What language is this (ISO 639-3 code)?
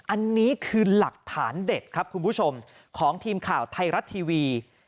tha